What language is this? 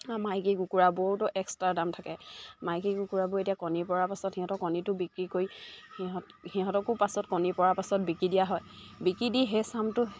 Assamese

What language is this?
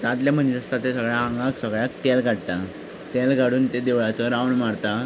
Konkani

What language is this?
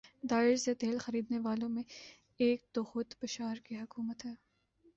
Urdu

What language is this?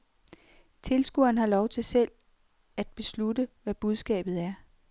Danish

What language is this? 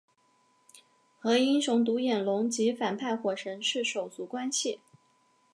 Chinese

